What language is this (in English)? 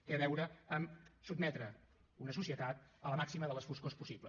Catalan